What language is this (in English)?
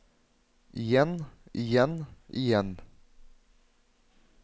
Norwegian